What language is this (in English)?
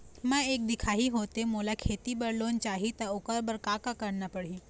Chhattisgarhi